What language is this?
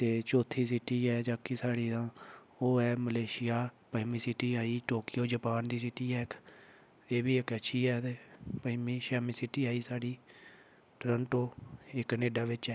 Dogri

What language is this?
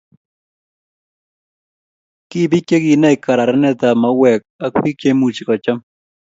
Kalenjin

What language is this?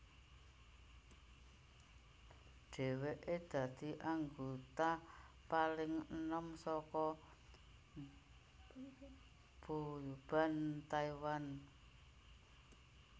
Javanese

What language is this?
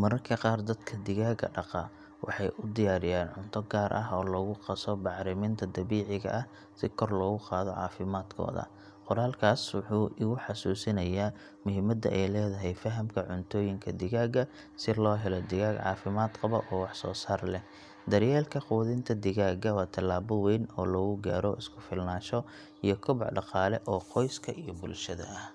Somali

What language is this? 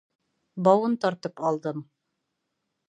Bashkir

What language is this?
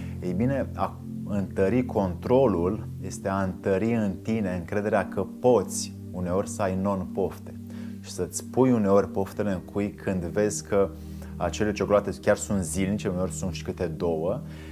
Romanian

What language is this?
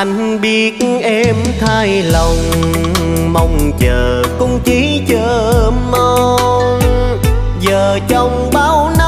Vietnamese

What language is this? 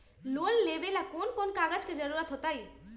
Magahi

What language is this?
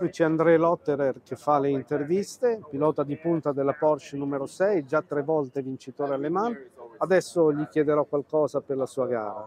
Italian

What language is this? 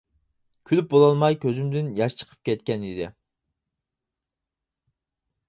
Uyghur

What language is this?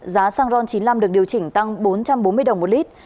Vietnamese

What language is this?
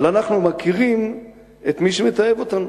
Hebrew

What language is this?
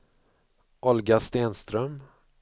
Swedish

